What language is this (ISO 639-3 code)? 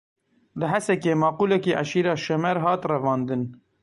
kur